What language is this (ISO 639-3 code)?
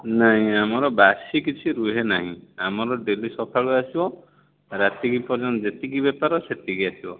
ori